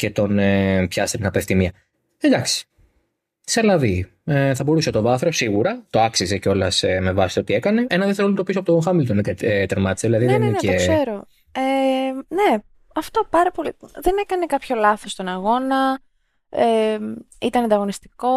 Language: Greek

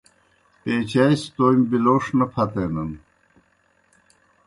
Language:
Kohistani Shina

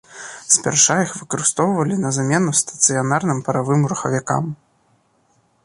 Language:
Belarusian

